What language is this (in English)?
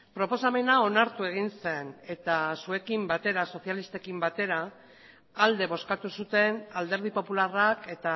Basque